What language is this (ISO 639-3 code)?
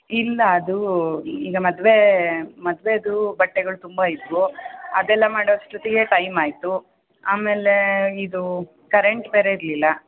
kan